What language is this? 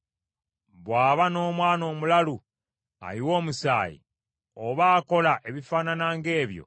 Ganda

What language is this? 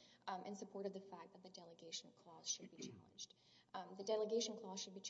English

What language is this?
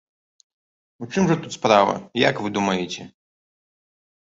Belarusian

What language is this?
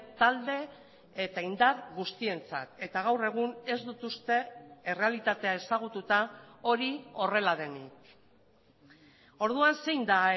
Basque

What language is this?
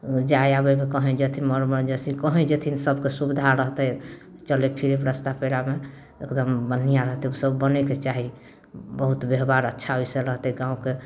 Maithili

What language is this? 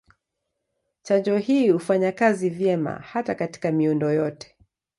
Swahili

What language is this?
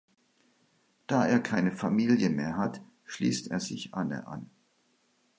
German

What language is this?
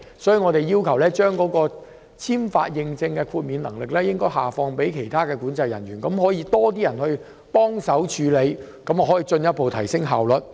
Cantonese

